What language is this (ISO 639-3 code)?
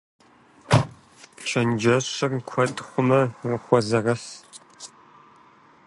kbd